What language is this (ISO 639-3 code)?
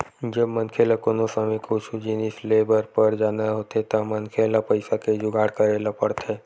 hne